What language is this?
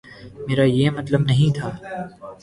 Urdu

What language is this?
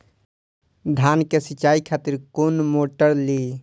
Maithili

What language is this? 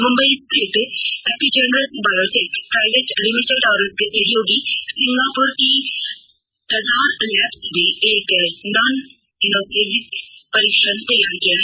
Hindi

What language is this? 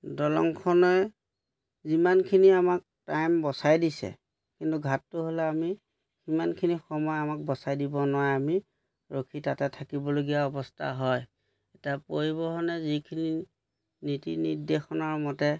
Assamese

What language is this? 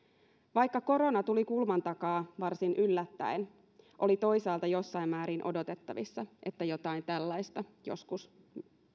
Finnish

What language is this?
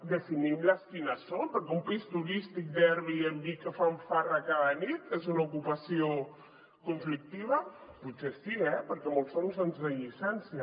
Catalan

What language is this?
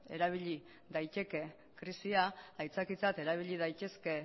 Basque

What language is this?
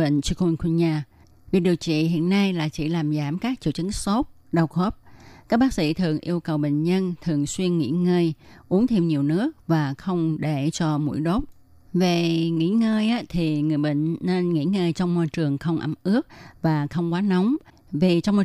Vietnamese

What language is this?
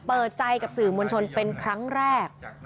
Thai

